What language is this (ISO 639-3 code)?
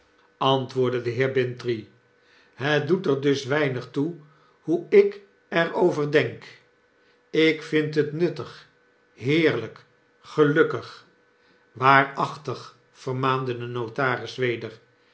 nld